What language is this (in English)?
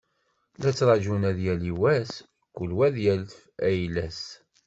Kabyle